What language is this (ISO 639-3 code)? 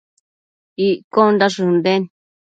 mcf